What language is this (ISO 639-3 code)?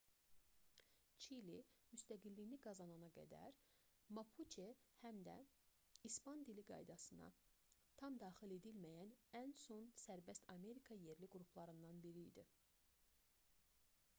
aze